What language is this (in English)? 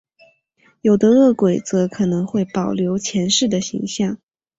Chinese